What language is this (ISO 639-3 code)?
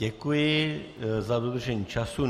ces